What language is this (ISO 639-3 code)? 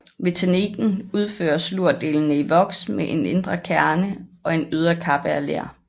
dan